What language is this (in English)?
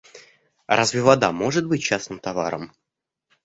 Russian